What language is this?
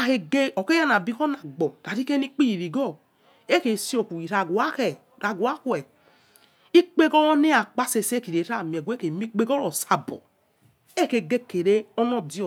Yekhee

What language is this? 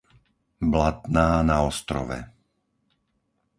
Slovak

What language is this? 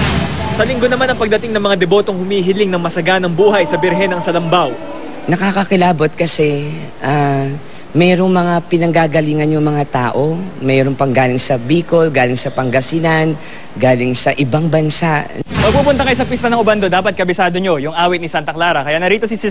Filipino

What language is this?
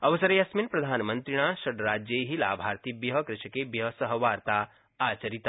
Sanskrit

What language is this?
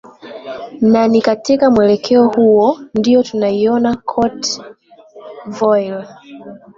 Swahili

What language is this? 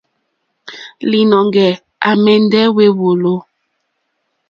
Mokpwe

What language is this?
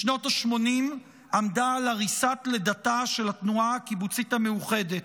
Hebrew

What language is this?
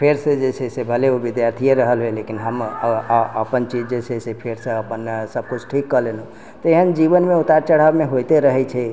Maithili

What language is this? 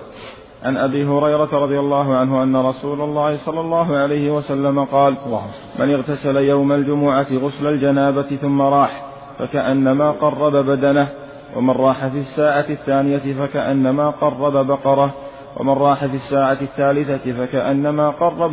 Arabic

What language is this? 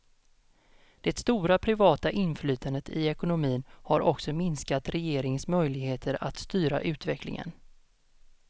Swedish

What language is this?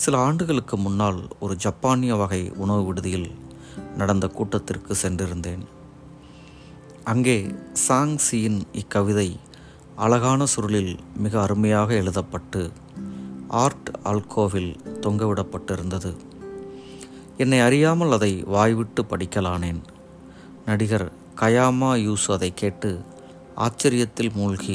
Tamil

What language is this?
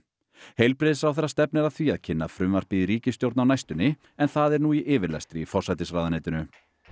Icelandic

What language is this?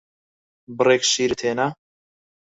Central Kurdish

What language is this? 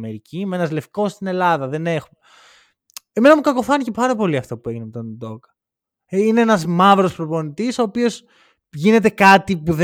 Greek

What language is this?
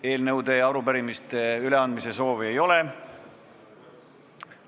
Estonian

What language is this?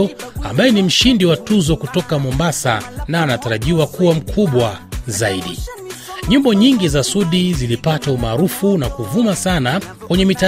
Swahili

